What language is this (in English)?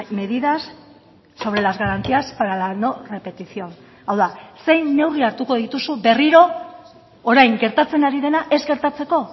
Basque